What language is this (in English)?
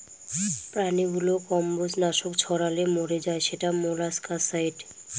Bangla